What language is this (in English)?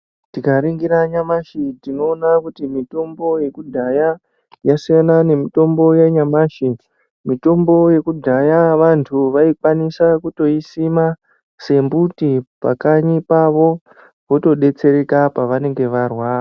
Ndau